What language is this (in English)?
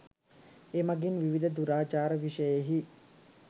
Sinhala